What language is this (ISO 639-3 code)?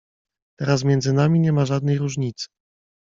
pol